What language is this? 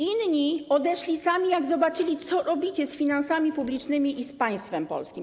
Polish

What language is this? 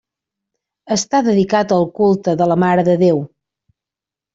Catalan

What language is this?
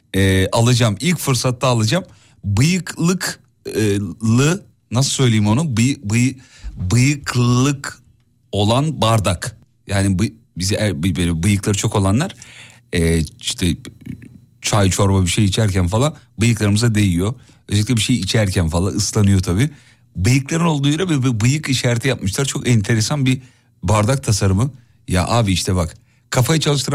Turkish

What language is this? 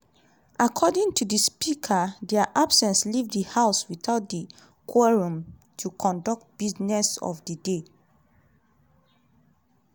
Nigerian Pidgin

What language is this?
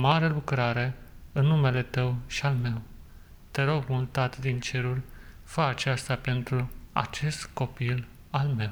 Romanian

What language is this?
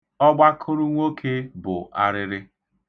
Igbo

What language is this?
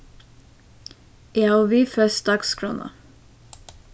Faroese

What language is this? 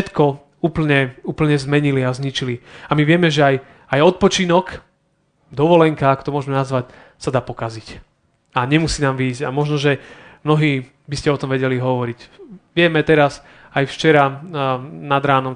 Slovak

